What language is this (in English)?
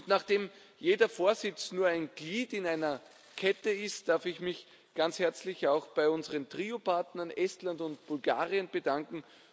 German